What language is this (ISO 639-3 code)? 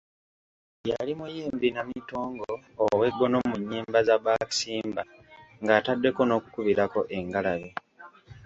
lug